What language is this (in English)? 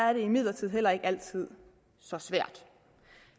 Danish